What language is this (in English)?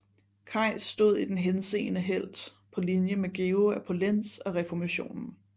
Danish